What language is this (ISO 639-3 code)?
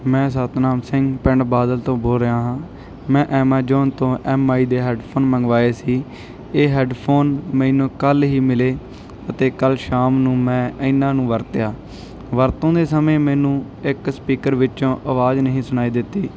pan